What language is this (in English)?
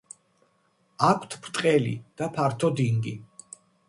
Georgian